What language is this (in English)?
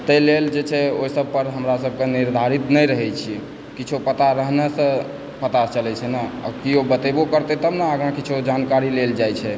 Maithili